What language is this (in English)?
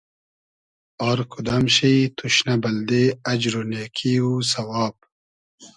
Hazaragi